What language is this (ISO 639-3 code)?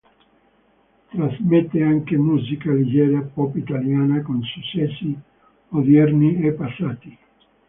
ita